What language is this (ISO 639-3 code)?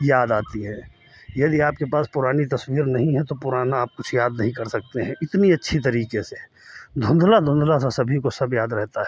hin